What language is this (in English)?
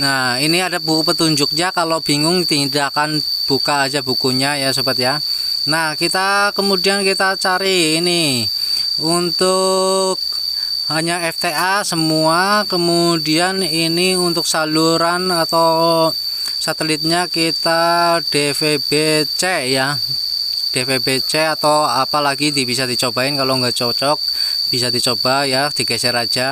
Indonesian